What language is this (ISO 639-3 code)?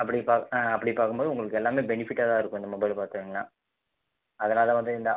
tam